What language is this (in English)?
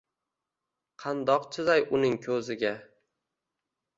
Uzbek